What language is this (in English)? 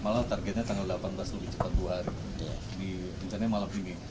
Indonesian